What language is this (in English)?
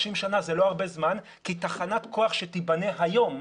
Hebrew